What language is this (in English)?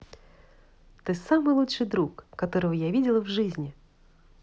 Russian